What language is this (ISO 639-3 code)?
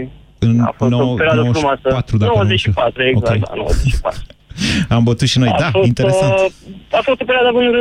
ron